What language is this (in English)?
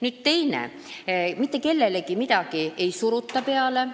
Estonian